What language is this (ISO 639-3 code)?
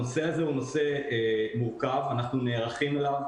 heb